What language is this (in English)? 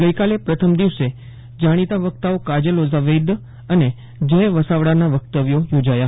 Gujarati